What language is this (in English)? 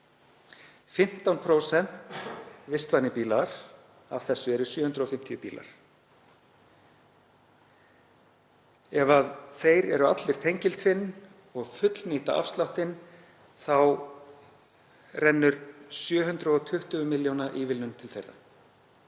Icelandic